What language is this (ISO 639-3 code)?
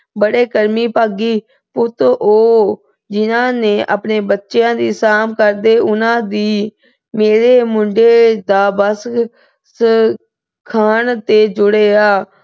pan